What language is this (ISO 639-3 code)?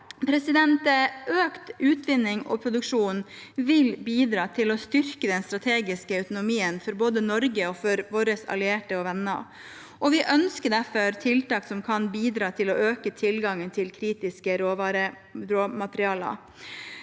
nor